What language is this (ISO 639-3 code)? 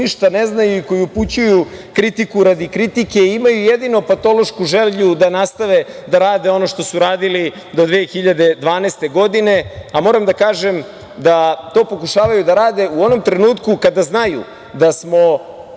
srp